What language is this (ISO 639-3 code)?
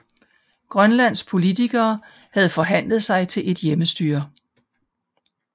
dan